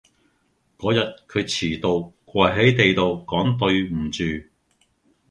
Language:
Cantonese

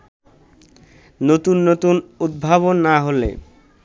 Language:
Bangla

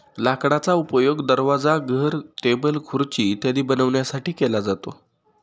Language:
Marathi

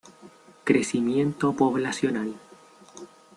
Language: Spanish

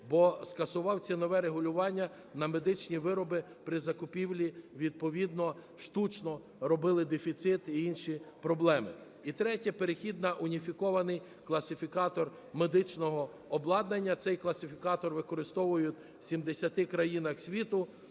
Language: Ukrainian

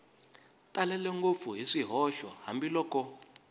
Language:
Tsonga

